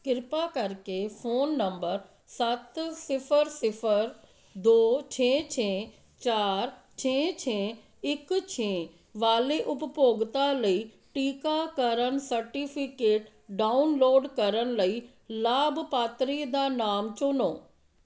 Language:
Punjabi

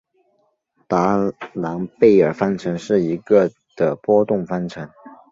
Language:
Chinese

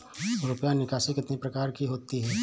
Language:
Hindi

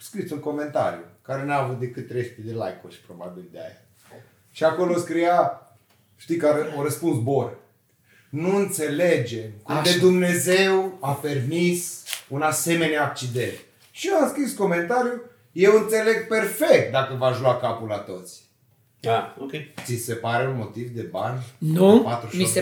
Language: Romanian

